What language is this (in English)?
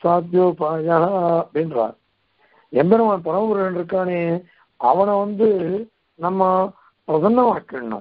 Korean